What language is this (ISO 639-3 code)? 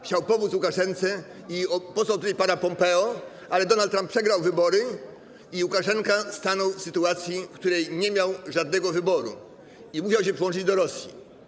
pol